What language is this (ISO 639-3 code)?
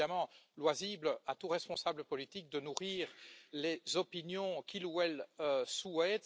fra